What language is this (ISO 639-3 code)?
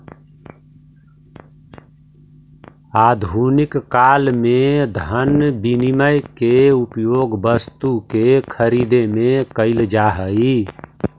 mag